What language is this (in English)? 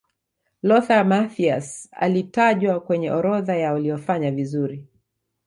Swahili